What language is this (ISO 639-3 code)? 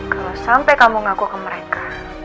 ind